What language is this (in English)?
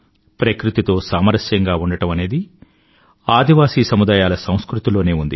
Telugu